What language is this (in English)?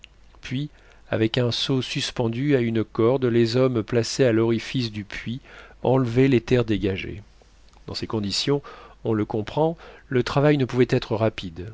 French